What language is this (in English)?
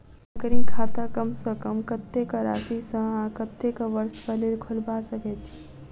Maithili